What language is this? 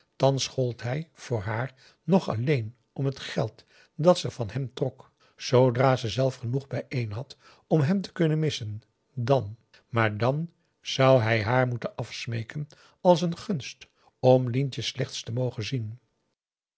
Dutch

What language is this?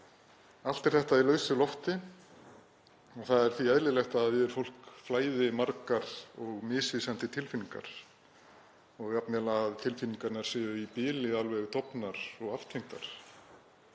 Icelandic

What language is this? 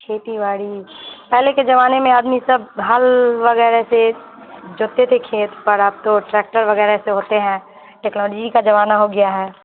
Urdu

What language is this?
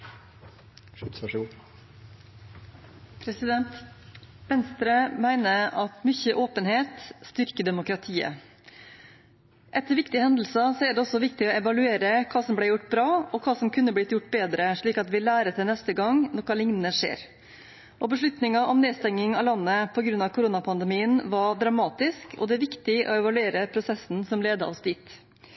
Norwegian Bokmål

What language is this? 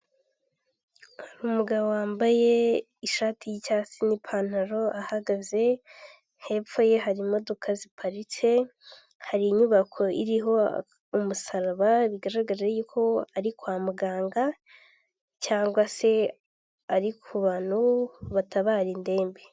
Kinyarwanda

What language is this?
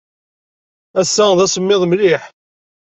Kabyle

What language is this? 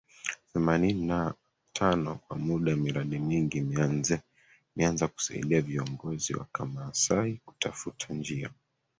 Swahili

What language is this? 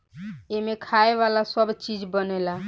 Bhojpuri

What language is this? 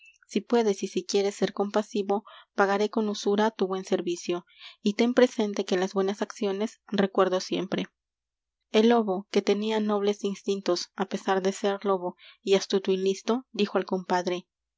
Spanish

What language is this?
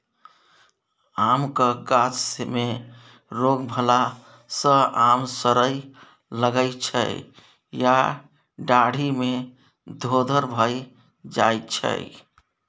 Maithili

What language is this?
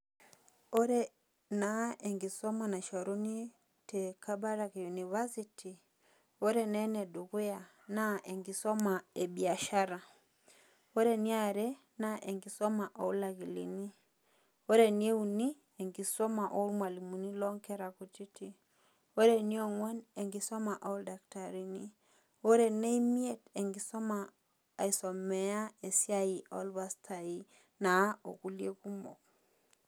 Masai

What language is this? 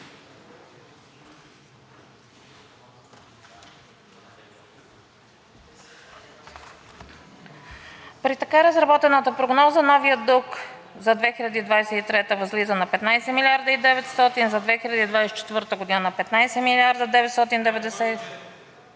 Bulgarian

